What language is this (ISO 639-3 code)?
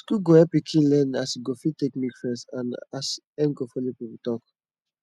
pcm